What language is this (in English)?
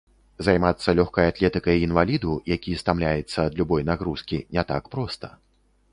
Belarusian